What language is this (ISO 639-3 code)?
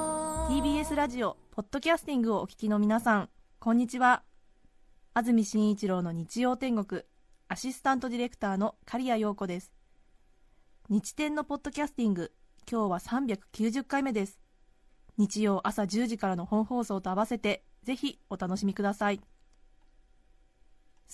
jpn